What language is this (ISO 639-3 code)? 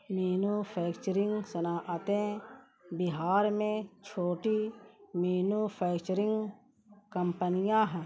urd